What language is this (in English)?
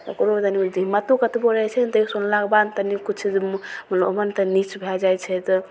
Maithili